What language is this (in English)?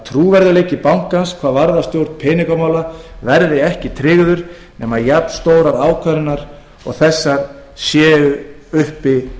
Icelandic